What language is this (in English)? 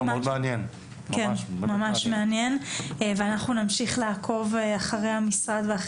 Hebrew